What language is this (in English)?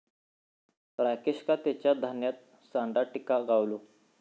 Marathi